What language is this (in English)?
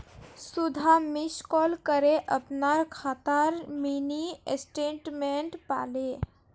Magahi